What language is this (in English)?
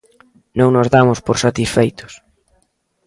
Galician